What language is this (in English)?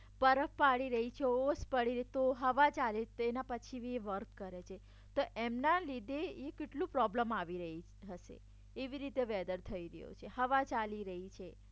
Gujarati